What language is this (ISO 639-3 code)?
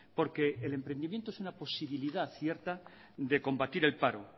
spa